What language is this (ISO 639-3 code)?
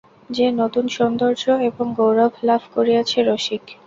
ben